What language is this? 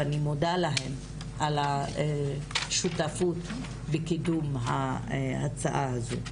Hebrew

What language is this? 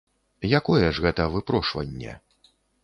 Belarusian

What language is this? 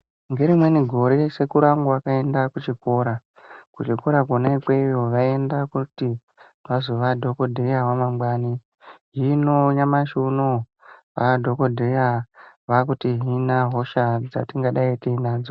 Ndau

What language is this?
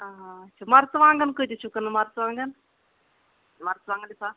Kashmiri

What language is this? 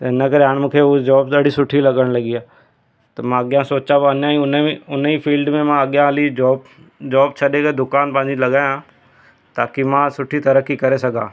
Sindhi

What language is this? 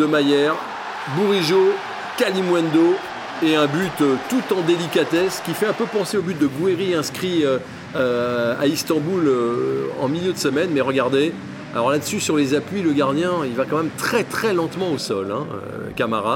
French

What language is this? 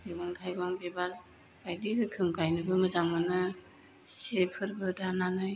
Bodo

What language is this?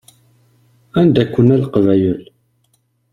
Kabyle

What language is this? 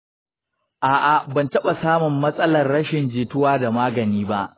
Hausa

